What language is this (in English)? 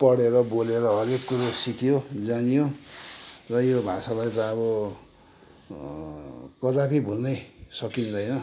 Nepali